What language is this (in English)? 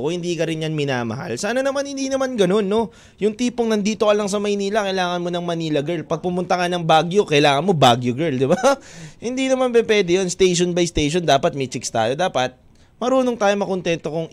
Filipino